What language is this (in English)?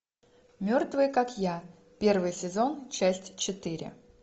Russian